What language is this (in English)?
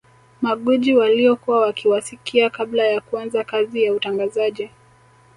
Swahili